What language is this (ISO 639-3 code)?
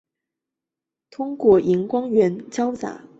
zho